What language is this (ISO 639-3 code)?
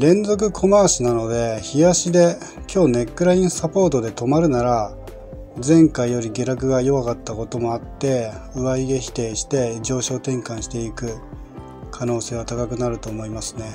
jpn